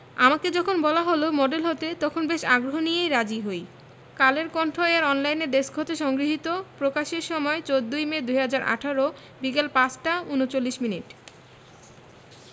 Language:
Bangla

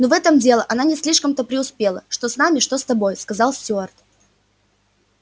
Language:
Russian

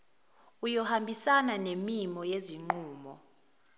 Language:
Zulu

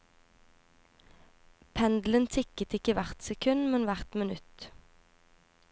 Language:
Norwegian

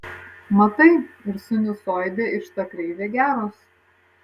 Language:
Lithuanian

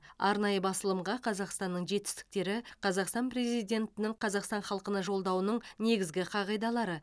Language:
Kazakh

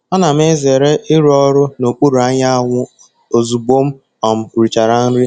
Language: Igbo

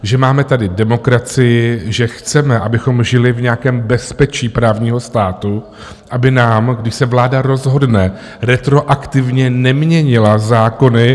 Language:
Czech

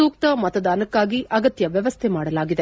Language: Kannada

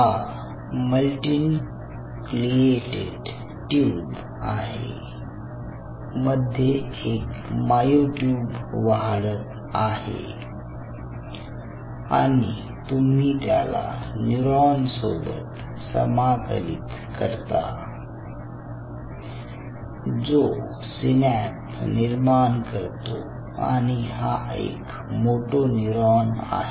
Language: Marathi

